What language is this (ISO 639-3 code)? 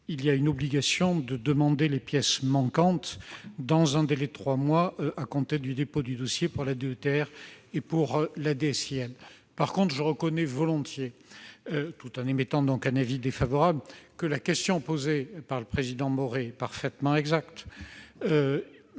fra